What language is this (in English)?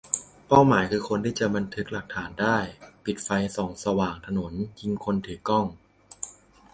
Thai